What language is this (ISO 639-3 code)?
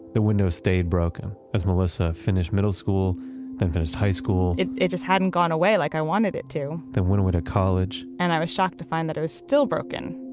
eng